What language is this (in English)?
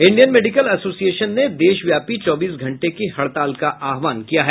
Hindi